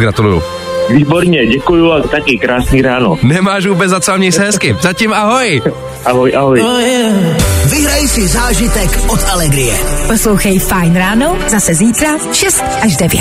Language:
Czech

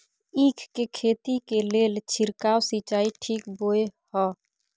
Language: Maithili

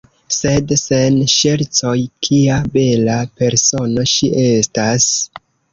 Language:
Esperanto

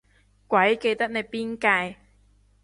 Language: Cantonese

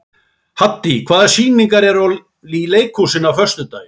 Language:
Icelandic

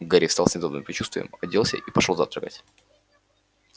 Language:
Russian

